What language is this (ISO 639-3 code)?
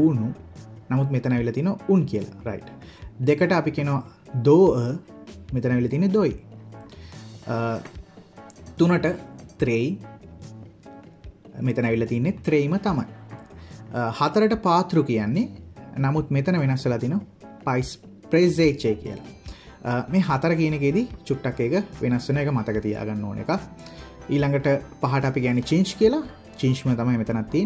ron